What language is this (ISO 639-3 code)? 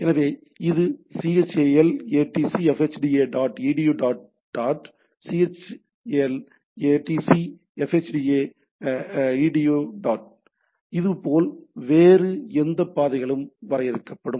tam